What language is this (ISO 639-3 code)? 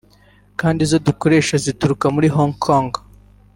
kin